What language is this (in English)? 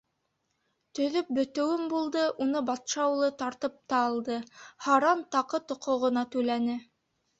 Bashkir